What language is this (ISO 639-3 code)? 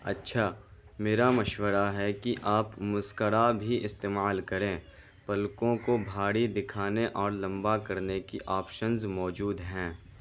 urd